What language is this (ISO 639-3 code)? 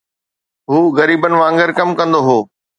snd